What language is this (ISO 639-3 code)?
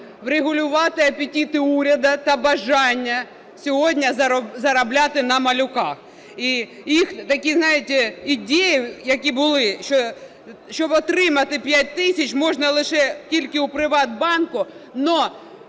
ukr